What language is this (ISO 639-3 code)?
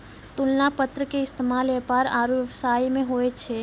mai